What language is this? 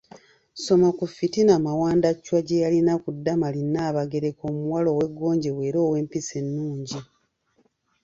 Ganda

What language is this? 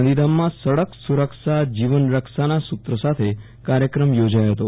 Gujarati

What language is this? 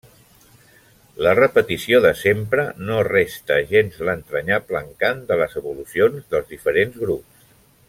Catalan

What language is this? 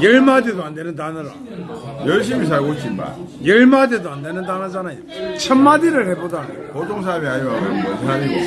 Korean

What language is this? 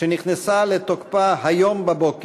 Hebrew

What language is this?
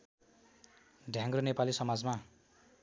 Nepali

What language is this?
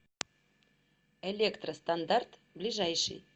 Russian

